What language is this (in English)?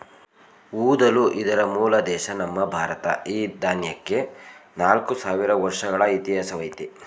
Kannada